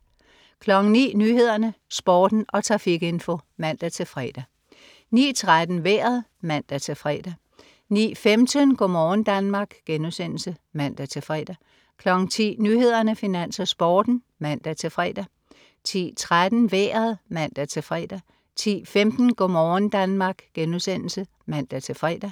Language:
Danish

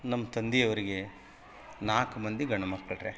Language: Kannada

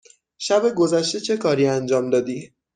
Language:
Persian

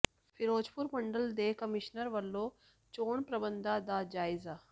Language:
Punjabi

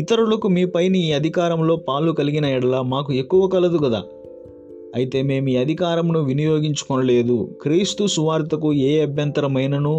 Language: Telugu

